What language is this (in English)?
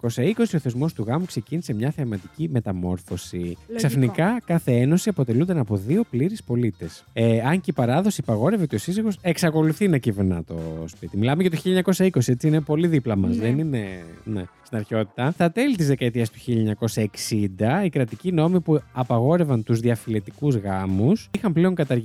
Greek